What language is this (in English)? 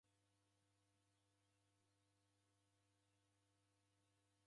Taita